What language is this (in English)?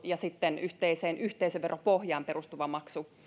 Finnish